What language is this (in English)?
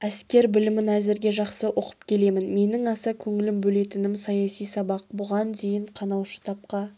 Kazakh